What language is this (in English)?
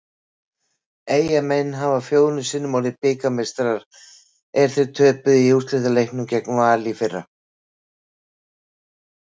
Icelandic